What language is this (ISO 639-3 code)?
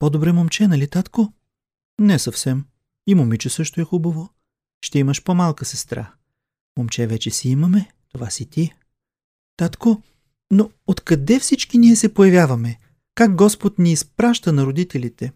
bul